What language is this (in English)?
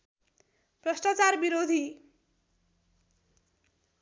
Nepali